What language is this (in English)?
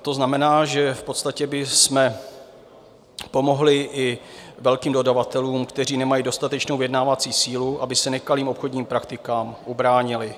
Czech